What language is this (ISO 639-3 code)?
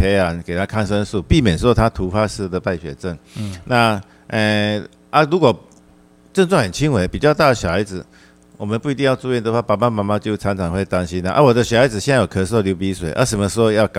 zho